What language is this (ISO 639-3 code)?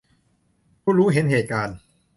tha